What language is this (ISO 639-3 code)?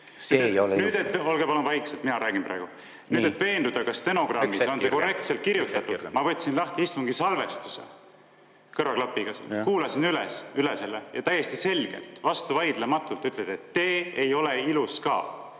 est